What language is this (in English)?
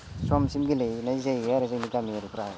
Bodo